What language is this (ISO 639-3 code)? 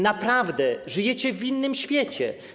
pol